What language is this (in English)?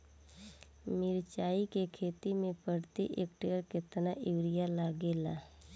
Bhojpuri